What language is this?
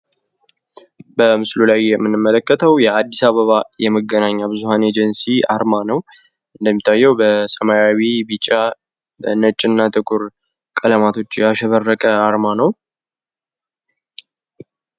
Amharic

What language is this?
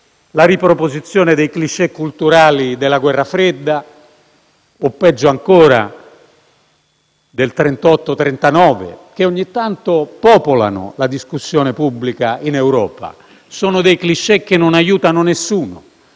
Italian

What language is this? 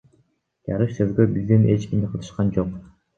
Kyrgyz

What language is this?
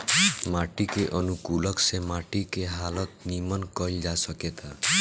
Bhojpuri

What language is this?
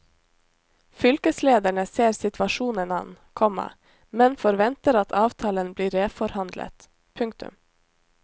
Norwegian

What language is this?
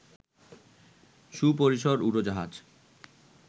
Bangla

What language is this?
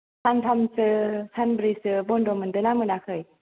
Bodo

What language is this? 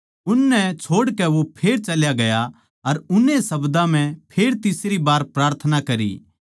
Haryanvi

